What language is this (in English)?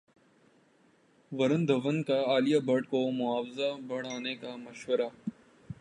Urdu